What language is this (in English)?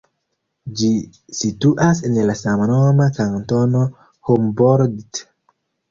Esperanto